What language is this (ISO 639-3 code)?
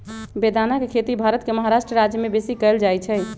mag